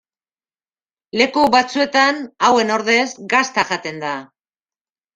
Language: Basque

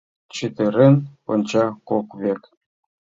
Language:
Mari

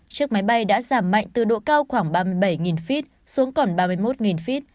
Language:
Vietnamese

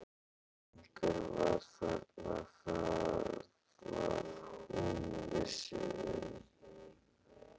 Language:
Icelandic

